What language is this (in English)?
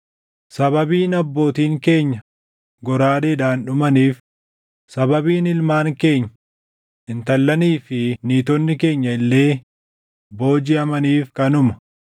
Oromo